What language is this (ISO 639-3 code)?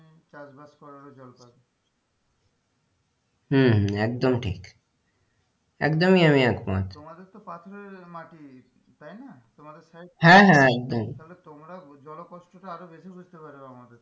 ben